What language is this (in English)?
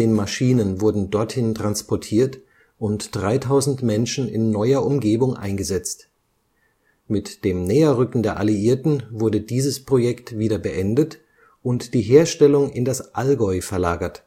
German